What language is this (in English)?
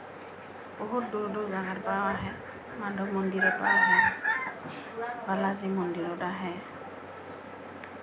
Assamese